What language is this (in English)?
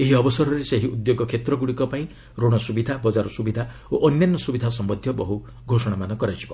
Odia